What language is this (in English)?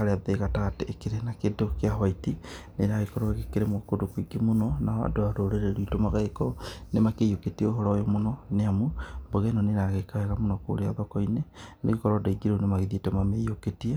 Kikuyu